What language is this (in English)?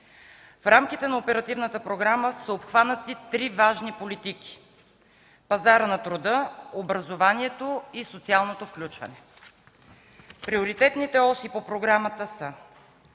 Bulgarian